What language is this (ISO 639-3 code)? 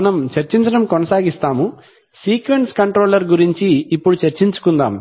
tel